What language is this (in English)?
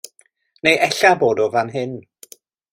Welsh